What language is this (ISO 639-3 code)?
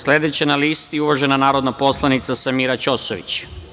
srp